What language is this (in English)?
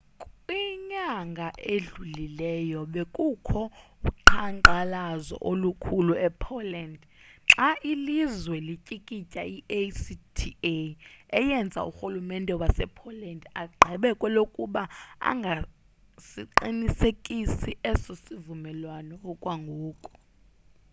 Xhosa